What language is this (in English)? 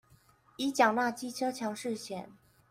Chinese